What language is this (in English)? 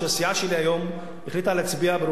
Hebrew